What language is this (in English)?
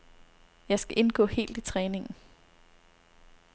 Danish